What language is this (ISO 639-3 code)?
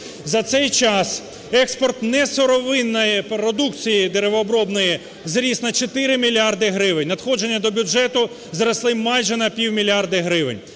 ukr